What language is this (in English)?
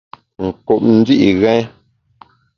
Bamun